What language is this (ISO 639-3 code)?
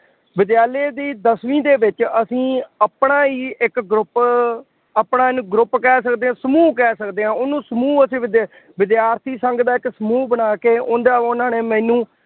pan